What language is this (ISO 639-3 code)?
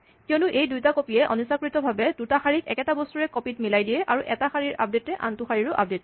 asm